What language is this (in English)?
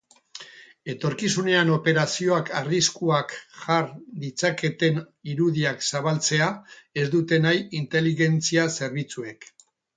Basque